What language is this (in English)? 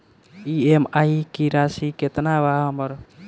Bhojpuri